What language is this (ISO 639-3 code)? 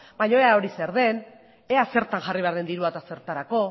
eus